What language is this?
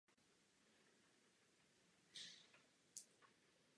Czech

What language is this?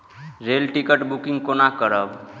Maithili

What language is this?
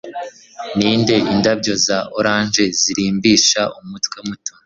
Kinyarwanda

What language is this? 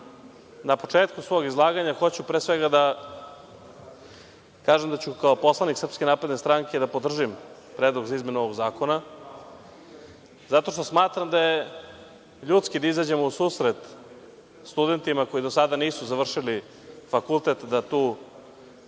Serbian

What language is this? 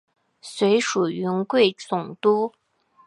Chinese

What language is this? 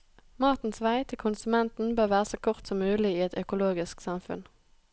Norwegian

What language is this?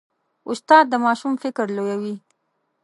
Pashto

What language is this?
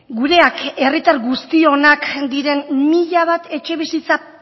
Basque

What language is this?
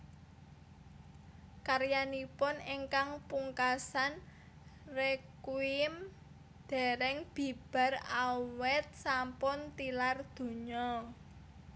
Javanese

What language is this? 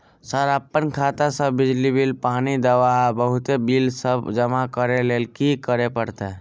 Maithili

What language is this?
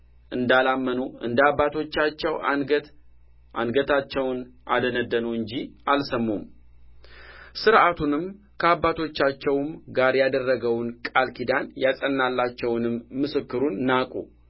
Amharic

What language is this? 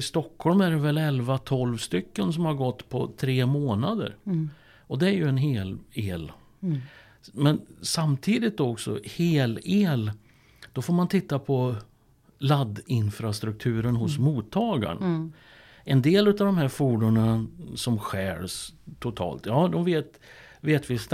Swedish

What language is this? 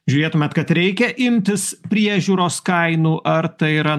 Lithuanian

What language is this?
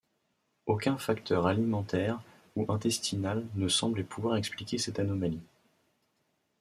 French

